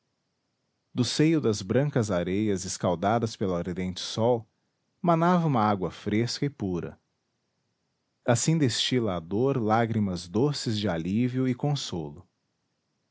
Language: Portuguese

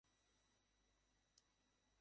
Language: Bangla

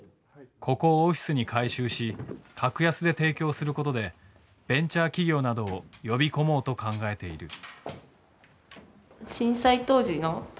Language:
Japanese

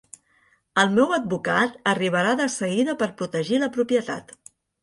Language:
Catalan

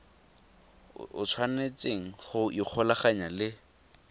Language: Tswana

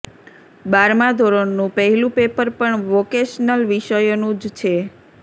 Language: Gujarati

